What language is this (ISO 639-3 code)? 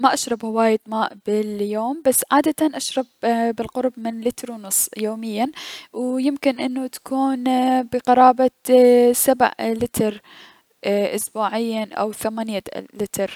acm